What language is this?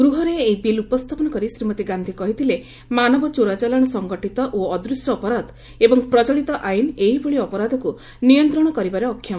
Odia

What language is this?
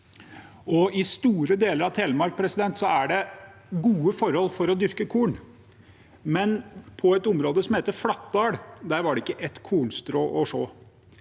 Norwegian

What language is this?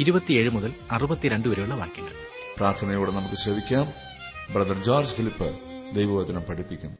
Malayalam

